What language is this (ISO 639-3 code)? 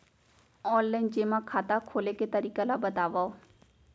hne